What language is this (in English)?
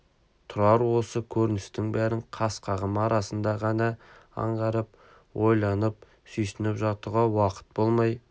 Kazakh